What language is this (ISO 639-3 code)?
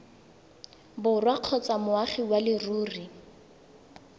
tsn